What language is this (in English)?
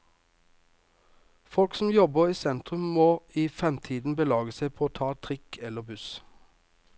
Norwegian